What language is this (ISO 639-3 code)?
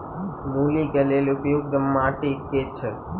mai